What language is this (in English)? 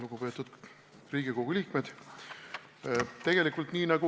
Estonian